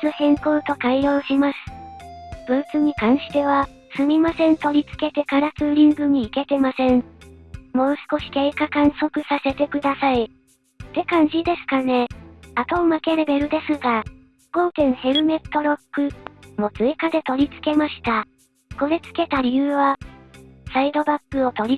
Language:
Japanese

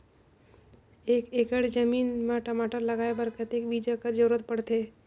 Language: Chhattisgarhi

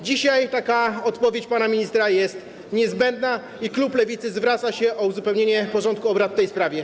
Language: Polish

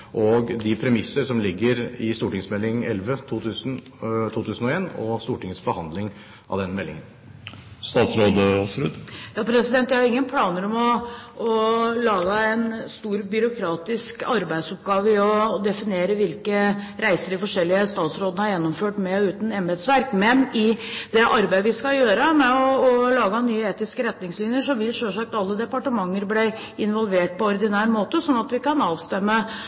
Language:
Norwegian Bokmål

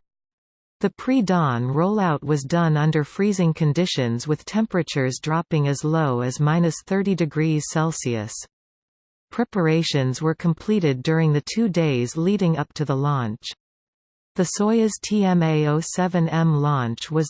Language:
English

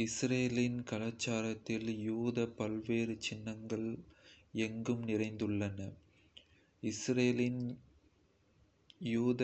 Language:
Kota (India)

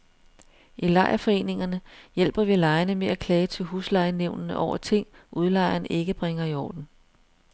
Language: Danish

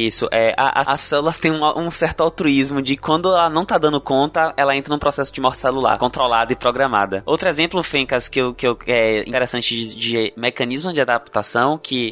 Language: Portuguese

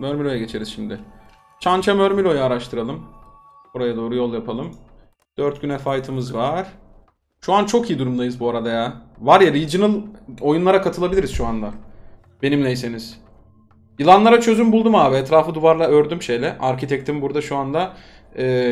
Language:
Turkish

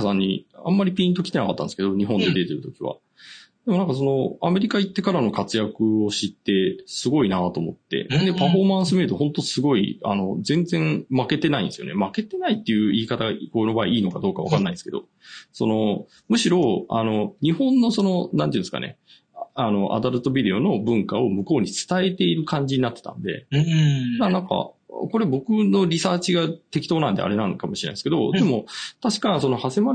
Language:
Japanese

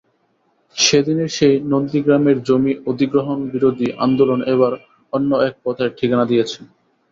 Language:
Bangla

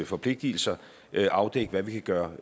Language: Danish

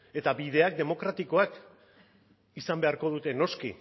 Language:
Basque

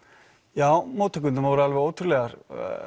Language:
Icelandic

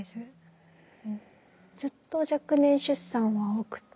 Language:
Japanese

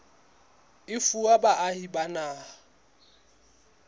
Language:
Southern Sotho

